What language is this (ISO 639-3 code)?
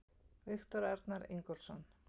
isl